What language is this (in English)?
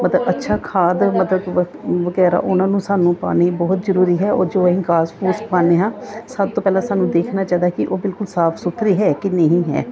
Punjabi